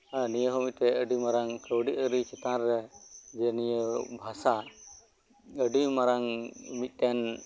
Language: Santali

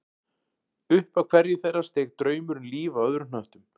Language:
Icelandic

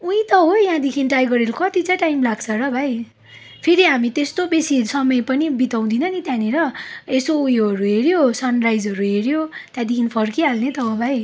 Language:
Nepali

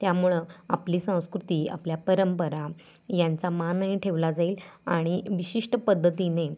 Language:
Marathi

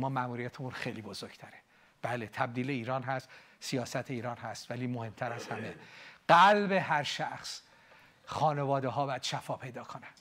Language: Persian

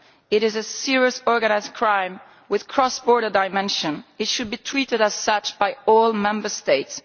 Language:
English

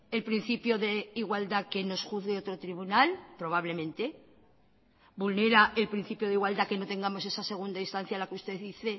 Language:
Spanish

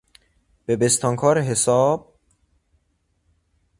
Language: Persian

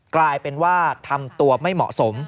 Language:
Thai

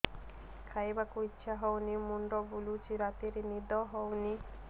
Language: Odia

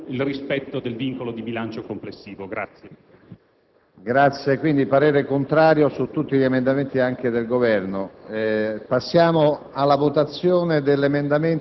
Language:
Italian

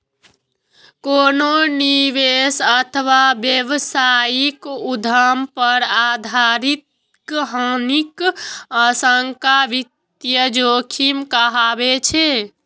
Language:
Maithili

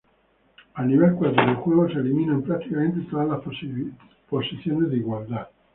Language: Spanish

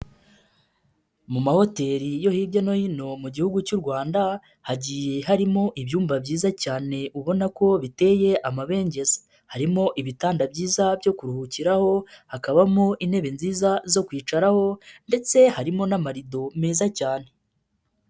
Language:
Kinyarwanda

